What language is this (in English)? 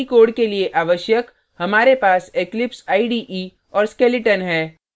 Hindi